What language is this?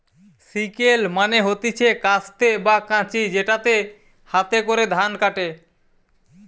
Bangla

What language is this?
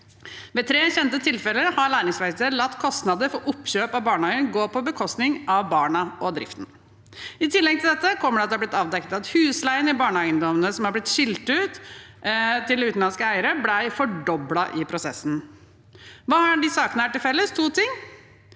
Norwegian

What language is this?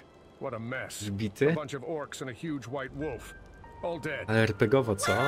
Polish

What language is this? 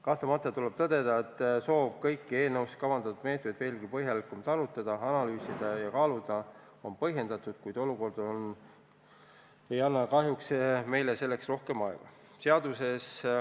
Estonian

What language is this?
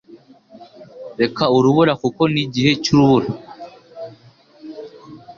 Kinyarwanda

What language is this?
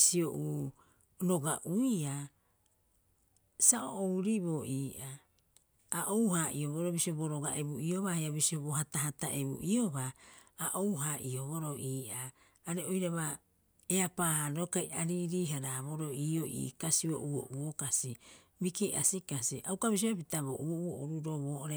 Rapoisi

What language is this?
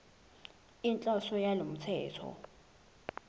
Zulu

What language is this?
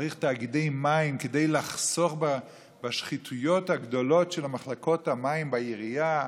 Hebrew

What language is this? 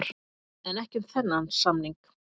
Icelandic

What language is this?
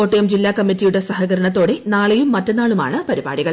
Malayalam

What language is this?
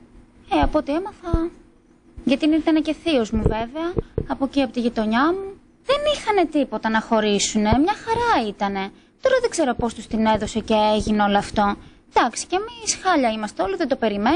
Greek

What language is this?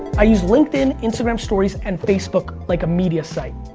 English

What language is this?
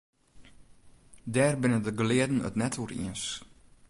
Western Frisian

